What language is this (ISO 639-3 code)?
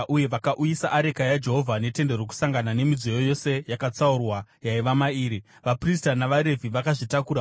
sna